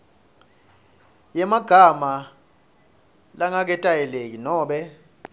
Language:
Swati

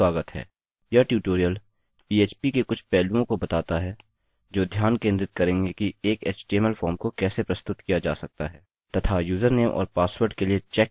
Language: Hindi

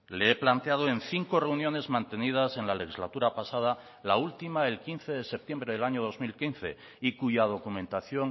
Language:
Spanish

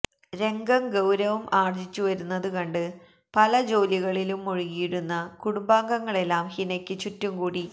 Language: Malayalam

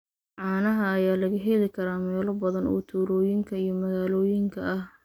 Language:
Somali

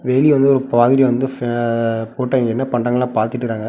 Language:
Tamil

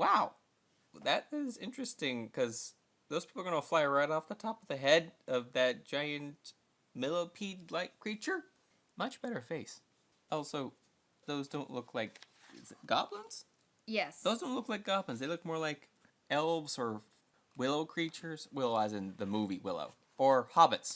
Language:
English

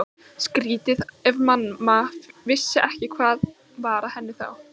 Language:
Icelandic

